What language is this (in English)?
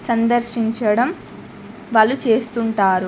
Telugu